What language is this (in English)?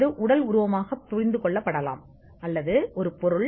Tamil